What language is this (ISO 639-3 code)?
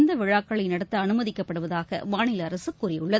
tam